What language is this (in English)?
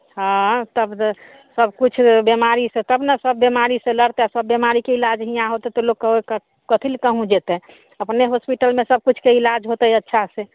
Maithili